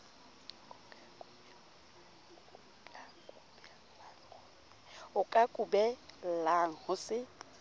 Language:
Southern Sotho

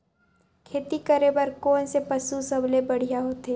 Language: Chhattisgarhi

